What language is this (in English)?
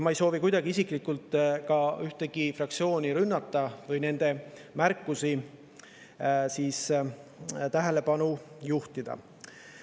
Estonian